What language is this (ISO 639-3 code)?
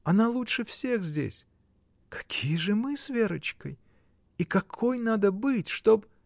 rus